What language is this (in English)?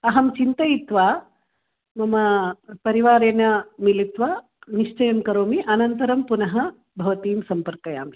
Sanskrit